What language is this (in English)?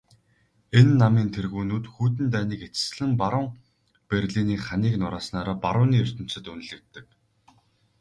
Mongolian